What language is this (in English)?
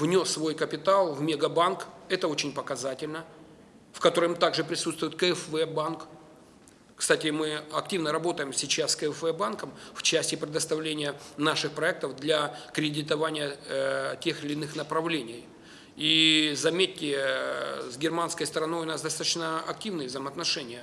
Russian